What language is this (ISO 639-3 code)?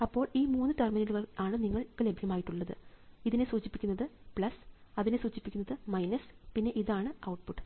mal